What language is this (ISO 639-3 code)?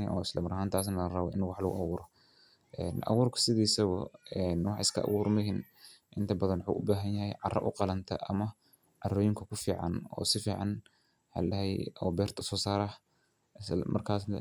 som